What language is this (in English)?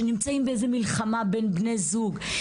Hebrew